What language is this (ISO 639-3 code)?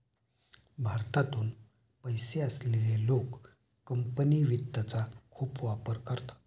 mar